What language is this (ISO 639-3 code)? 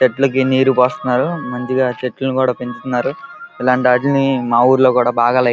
tel